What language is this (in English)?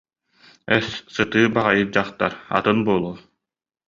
Yakut